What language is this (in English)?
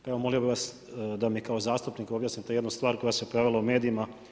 Croatian